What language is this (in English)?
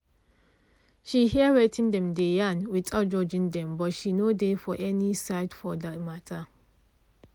Nigerian Pidgin